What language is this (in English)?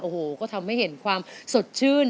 Thai